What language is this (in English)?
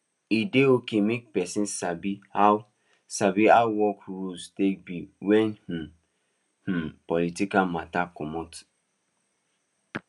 Nigerian Pidgin